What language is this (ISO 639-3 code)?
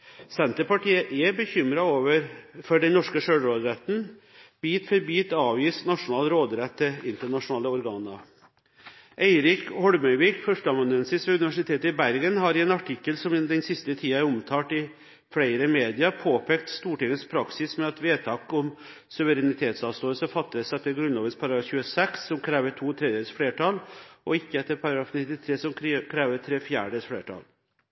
nob